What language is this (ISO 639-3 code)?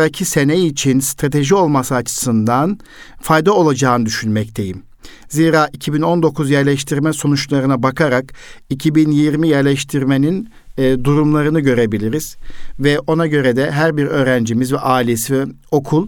tur